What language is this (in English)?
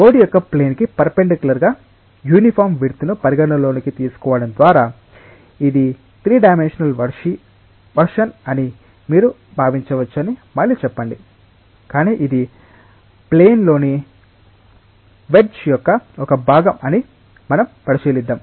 Telugu